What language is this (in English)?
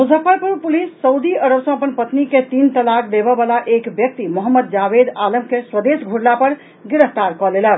Maithili